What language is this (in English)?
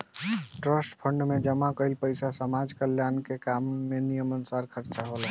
Bhojpuri